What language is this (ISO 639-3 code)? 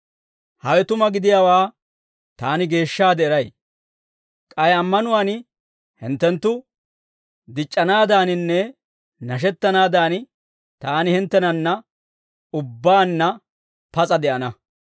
dwr